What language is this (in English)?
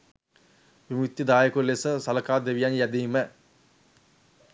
Sinhala